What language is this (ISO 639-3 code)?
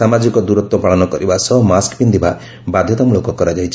ori